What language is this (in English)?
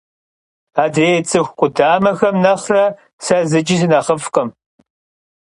Kabardian